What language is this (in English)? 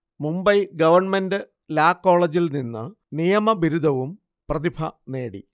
Malayalam